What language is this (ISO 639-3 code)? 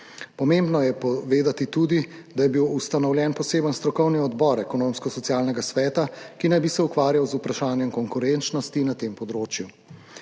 slv